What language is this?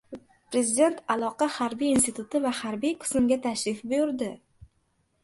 Uzbek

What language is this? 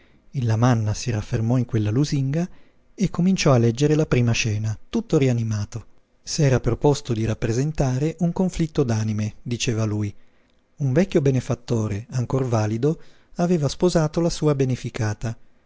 Italian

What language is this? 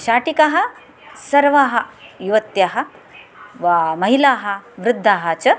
Sanskrit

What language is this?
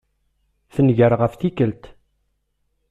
Kabyle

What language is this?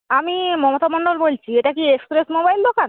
Bangla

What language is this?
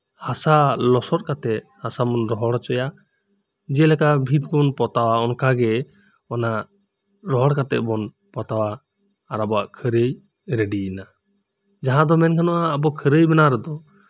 Santali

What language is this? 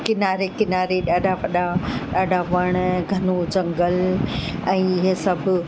Sindhi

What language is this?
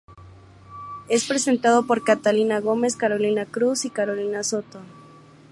Spanish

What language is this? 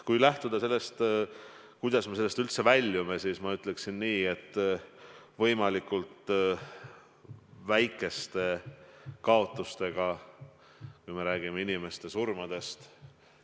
Estonian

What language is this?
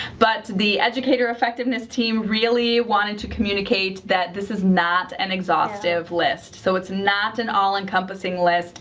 English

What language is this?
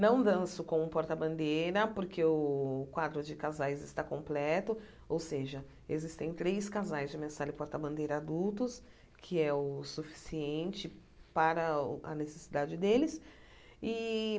Portuguese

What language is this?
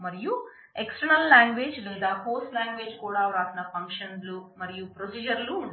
Telugu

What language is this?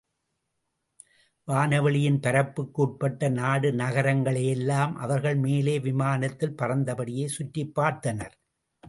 Tamil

